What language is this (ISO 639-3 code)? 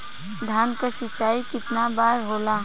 bho